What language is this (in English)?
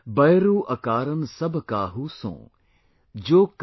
English